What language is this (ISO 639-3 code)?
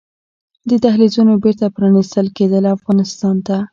pus